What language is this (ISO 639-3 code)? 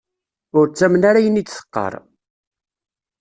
kab